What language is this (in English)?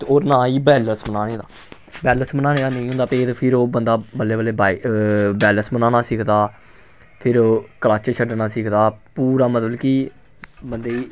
Dogri